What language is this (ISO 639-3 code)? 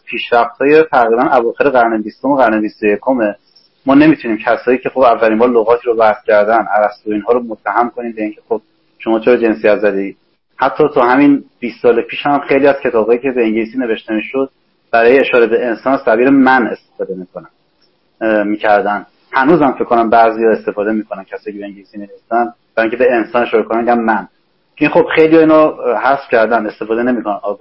fas